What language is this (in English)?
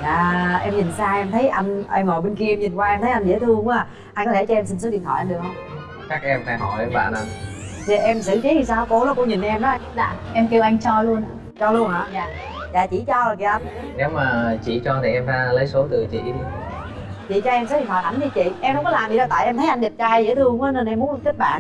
Vietnamese